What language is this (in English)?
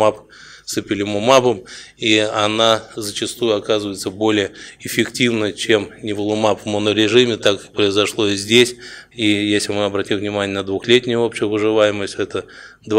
Russian